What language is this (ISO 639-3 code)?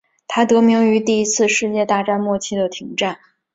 zho